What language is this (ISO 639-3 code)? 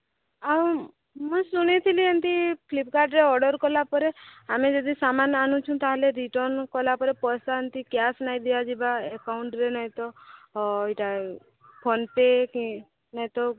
ori